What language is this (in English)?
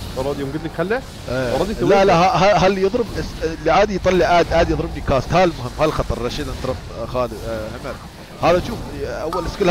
Arabic